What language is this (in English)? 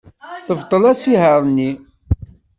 Kabyle